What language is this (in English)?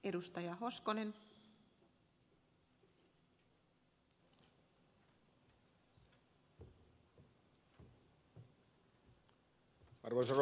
Finnish